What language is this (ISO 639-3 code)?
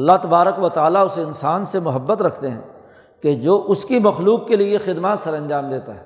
urd